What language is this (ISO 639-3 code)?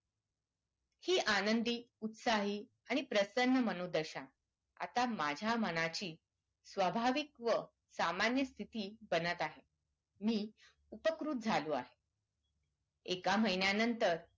mar